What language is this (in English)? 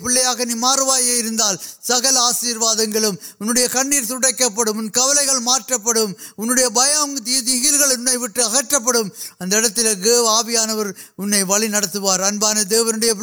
Urdu